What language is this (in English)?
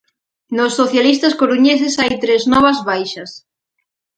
Galician